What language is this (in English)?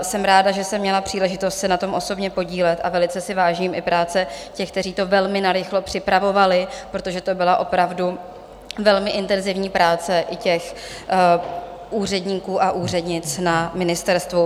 Czech